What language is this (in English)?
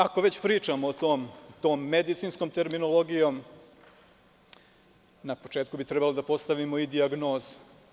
Serbian